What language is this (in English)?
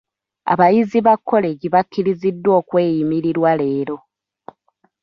Ganda